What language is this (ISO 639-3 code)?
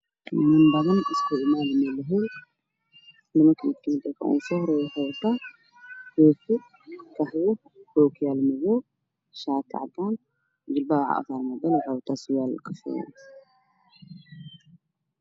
som